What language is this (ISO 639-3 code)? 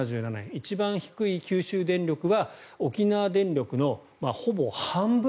jpn